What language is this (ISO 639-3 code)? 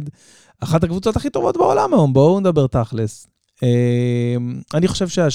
heb